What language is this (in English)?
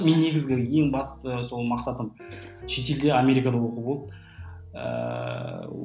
Kazakh